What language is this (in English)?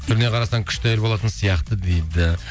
Kazakh